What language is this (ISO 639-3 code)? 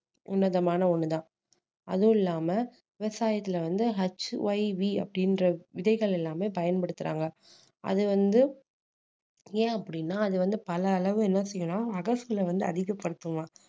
tam